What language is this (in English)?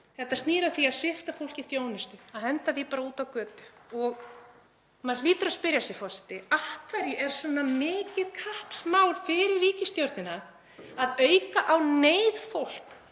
Icelandic